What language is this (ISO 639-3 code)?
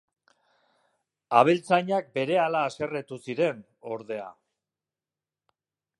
eus